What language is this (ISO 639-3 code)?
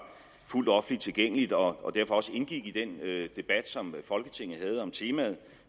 dan